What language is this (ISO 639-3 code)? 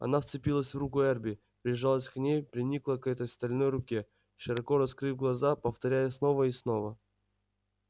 rus